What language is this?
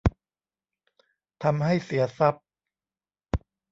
Thai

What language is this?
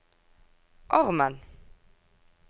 Norwegian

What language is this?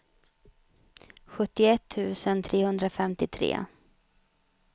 Swedish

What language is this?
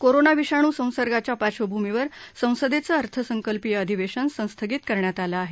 Marathi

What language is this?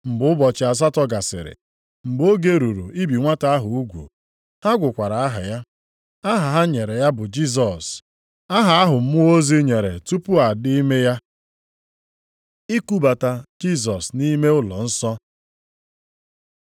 Igbo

